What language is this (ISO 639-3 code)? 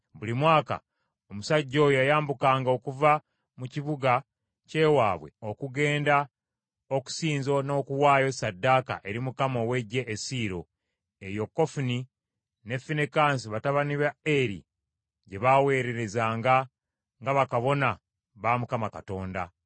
lug